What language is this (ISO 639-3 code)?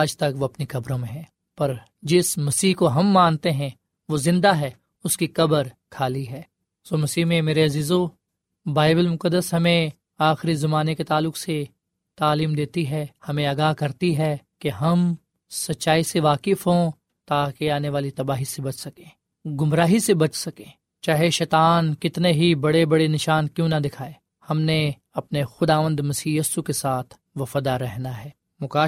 urd